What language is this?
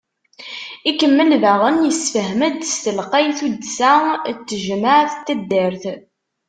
Kabyle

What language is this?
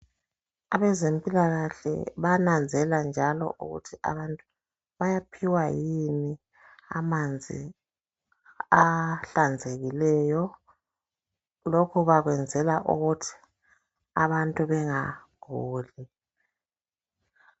North Ndebele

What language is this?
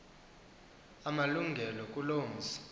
Xhosa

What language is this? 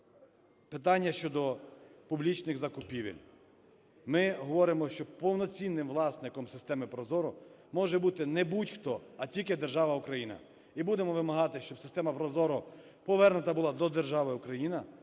Ukrainian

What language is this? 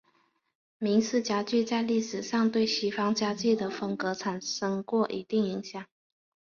Chinese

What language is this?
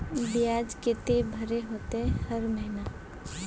Magahi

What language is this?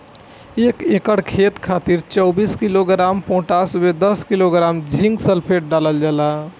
Bhojpuri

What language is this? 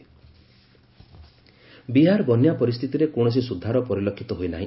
Odia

